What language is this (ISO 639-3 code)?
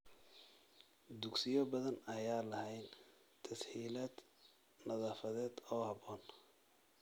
som